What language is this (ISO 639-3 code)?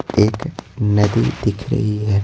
hin